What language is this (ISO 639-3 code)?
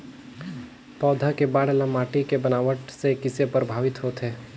hne